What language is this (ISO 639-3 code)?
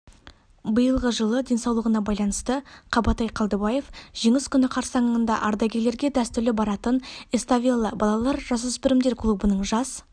kaz